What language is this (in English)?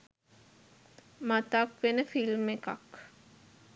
Sinhala